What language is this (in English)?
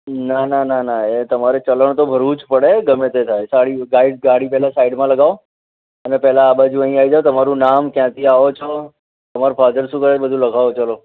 Gujarati